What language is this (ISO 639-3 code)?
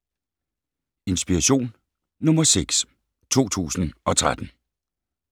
dan